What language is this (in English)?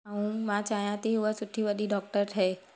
Sindhi